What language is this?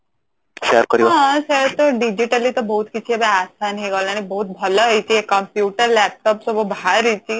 Odia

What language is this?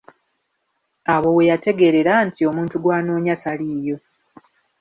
Ganda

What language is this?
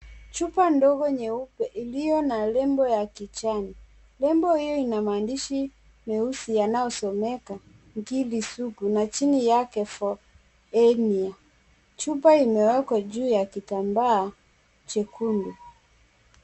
Swahili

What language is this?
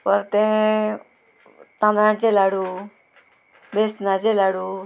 Konkani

